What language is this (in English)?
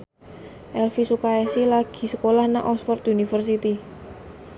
Javanese